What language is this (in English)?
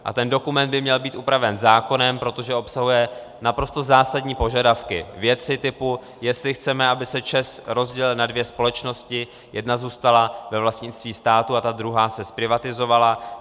Czech